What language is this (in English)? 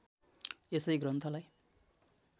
Nepali